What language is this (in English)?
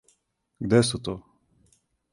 Serbian